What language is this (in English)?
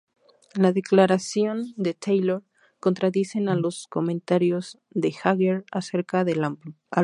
Spanish